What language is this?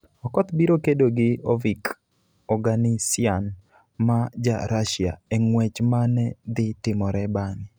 Luo (Kenya and Tanzania)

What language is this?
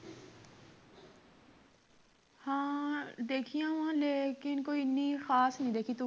Punjabi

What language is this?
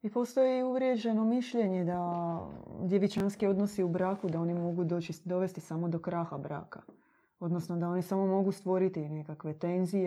Croatian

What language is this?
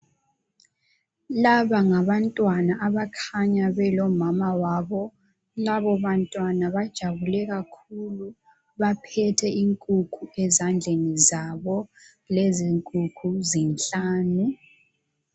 North Ndebele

